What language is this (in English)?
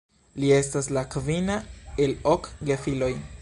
Esperanto